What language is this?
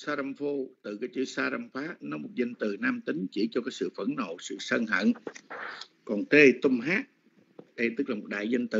Vietnamese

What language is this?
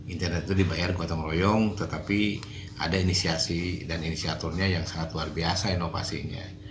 Indonesian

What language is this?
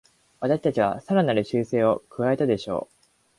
Japanese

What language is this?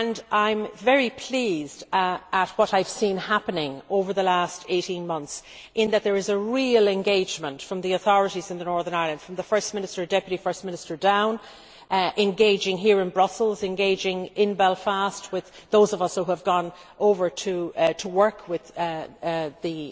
English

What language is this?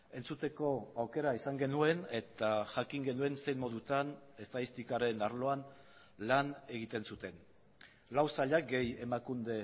Basque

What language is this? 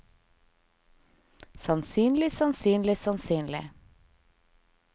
Norwegian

